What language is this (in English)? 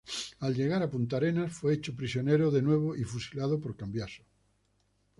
Spanish